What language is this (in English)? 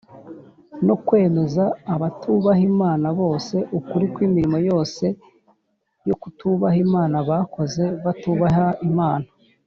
Kinyarwanda